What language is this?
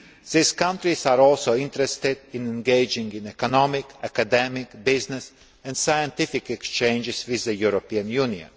English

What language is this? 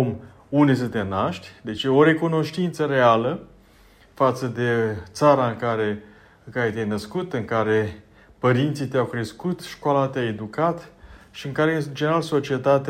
Romanian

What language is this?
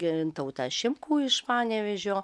Lithuanian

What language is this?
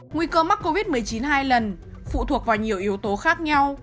Vietnamese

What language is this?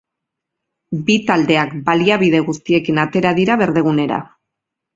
Basque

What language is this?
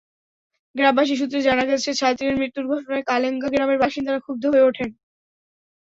Bangla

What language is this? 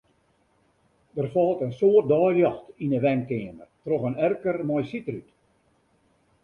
Western Frisian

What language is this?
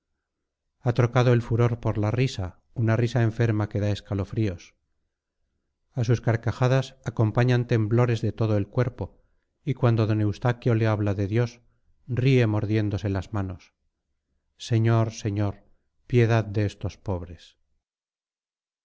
Spanish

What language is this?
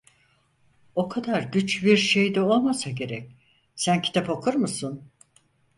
Turkish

